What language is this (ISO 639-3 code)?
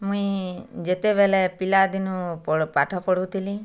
ori